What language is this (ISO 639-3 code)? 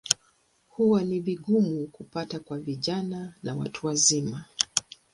swa